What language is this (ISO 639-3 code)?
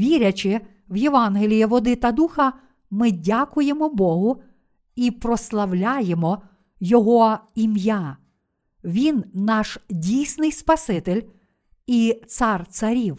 ukr